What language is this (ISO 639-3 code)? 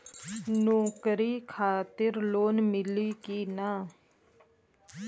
bho